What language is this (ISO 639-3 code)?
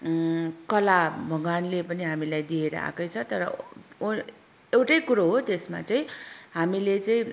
nep